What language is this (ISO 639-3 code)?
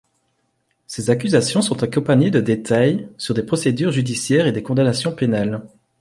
fra